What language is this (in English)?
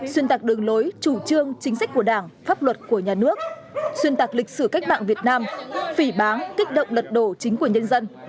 Vietnamese